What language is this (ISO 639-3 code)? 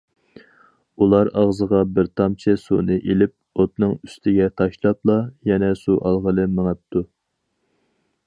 uig